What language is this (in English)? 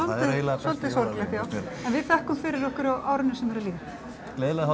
Icelandic